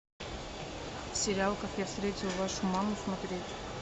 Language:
Russian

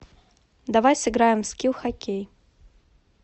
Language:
Russian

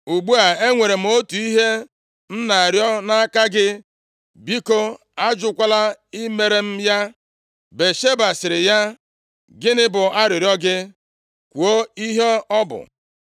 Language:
Igbo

